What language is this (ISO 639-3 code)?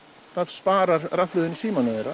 isl